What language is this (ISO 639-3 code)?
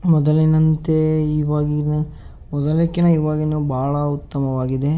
kan